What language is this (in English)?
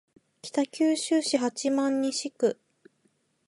Japanese